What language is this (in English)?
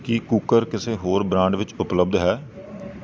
Punjabi